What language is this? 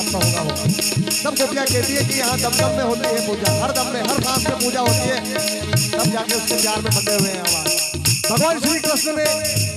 Arabic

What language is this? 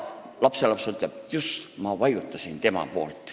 Estonian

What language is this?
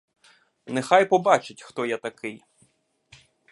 Ukrainian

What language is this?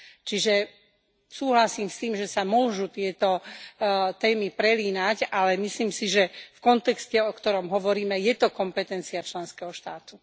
Slovak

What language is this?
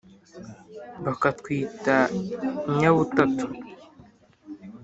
Kinyarwanda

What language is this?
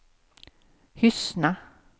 Swedish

